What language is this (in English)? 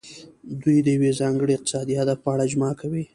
Pashto